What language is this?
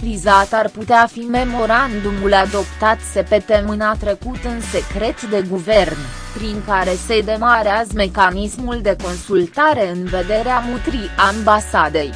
Romanian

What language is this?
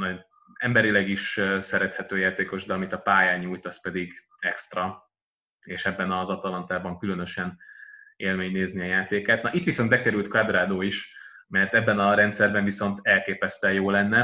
Hungarian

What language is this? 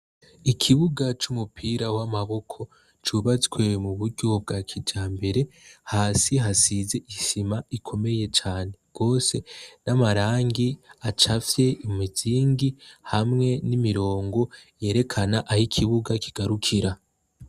Rundi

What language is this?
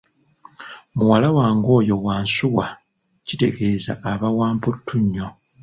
Ganda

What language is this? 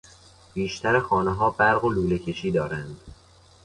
Persian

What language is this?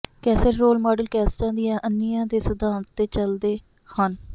Punjabi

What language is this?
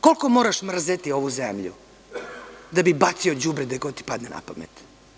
Serbian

